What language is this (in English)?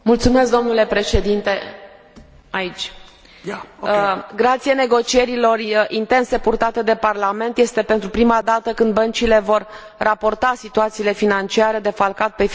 Romanian